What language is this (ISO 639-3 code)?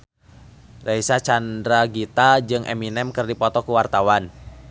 sun